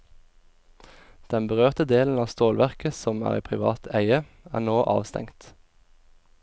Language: Norwegian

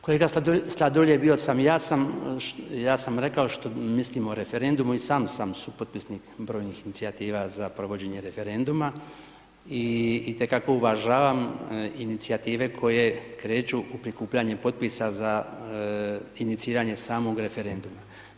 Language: Croatian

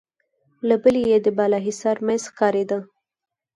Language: Pashto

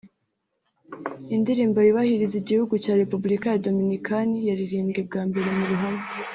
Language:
Kinyarwanda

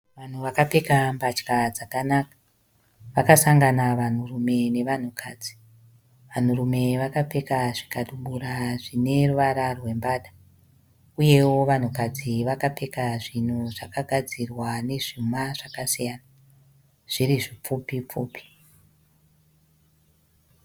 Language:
Shona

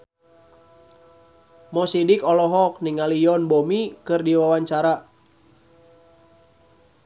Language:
Sundanese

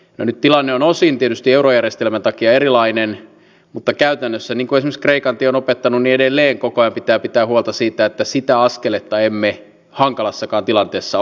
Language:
Finnish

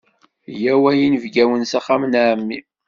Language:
Kabyle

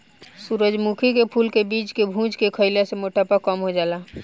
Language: Bhojpuri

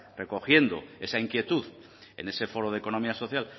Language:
Spanish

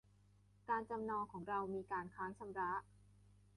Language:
Thai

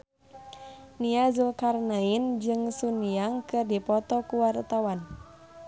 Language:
Sundanese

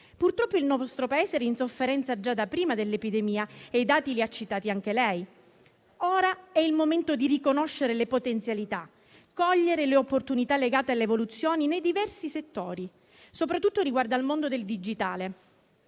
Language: Italian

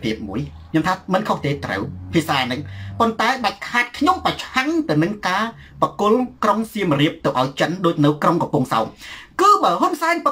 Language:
Thai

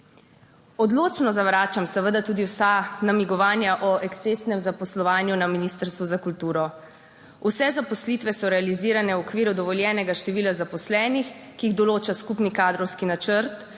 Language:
Slovenian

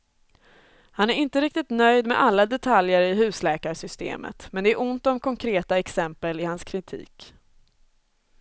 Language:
Swedish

